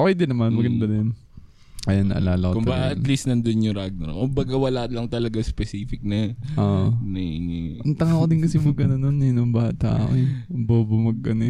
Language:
Filipino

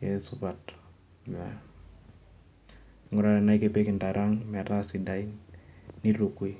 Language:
Masai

